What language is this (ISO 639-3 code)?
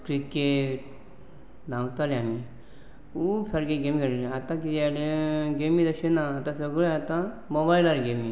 kok